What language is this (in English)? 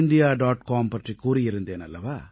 Tamil